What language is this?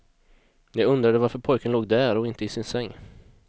Swedish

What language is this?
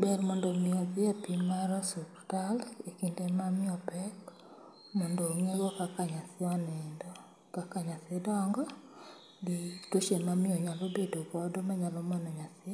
Luo (Kenya and Tanzania)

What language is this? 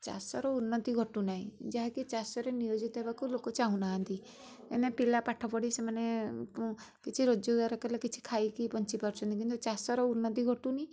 Odia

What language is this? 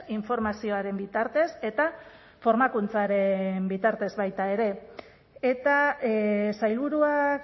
Basque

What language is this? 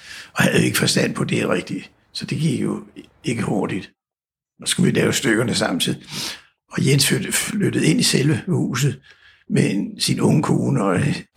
Danish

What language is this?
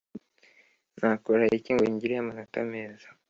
Kinyarwanda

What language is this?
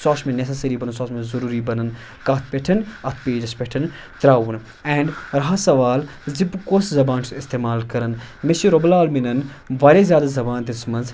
Kashmiri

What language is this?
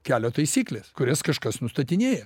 Lithuanian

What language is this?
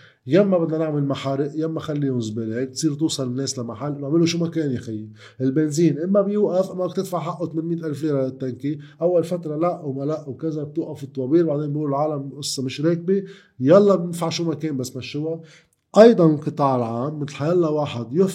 Arabic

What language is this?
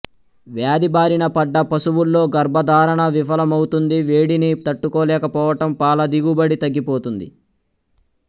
Telugu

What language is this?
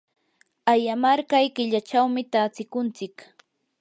Yanahuanca Pasco Quechua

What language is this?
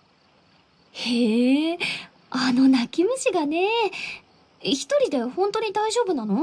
Japanese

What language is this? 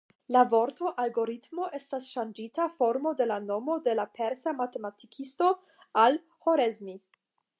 Esperanto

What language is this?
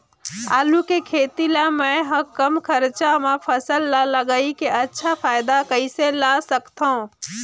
Chhattisgarhi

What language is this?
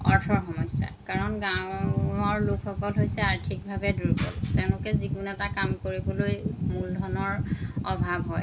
Assamese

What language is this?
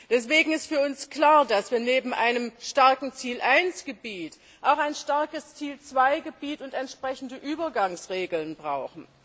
German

